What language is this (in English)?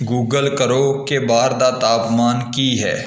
Punjabi